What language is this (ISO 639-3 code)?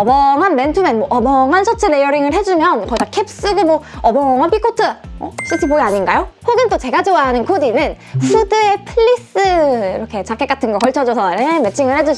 kor